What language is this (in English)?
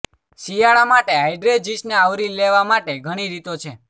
Gujarati